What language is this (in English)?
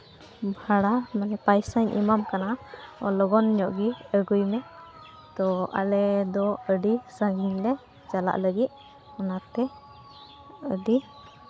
Santali